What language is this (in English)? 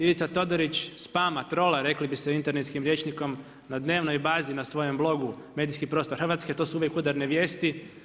Croatian